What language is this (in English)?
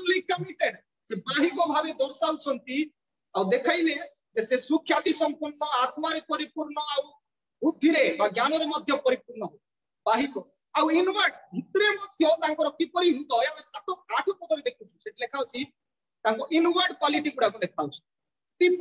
Indonesian